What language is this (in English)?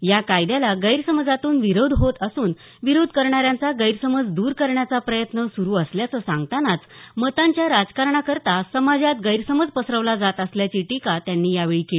Marathi